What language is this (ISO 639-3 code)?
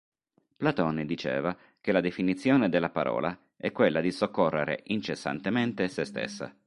ita